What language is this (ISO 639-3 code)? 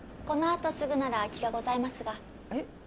jpn